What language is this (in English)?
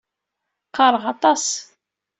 Kabyle